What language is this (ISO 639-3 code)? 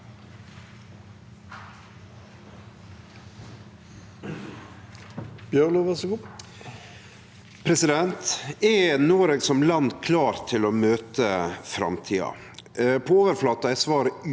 nor